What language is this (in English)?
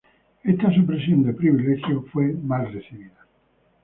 Spanish